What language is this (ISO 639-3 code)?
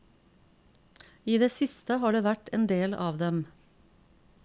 nor